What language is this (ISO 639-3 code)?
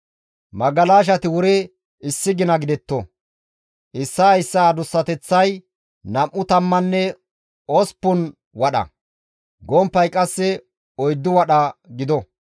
gmv